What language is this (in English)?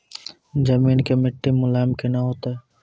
Maithili